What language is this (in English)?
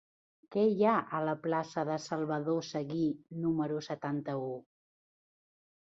Catalan